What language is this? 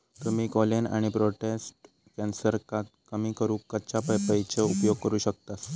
Marathi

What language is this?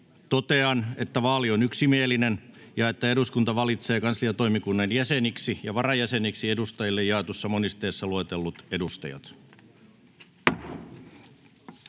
Finnish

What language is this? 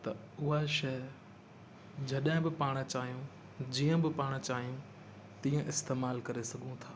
Sindhi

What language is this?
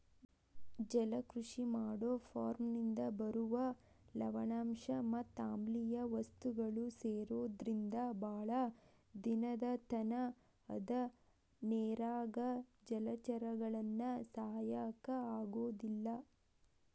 Kannada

